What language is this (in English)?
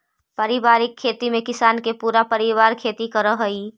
Magahi